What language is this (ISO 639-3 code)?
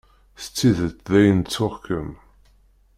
kab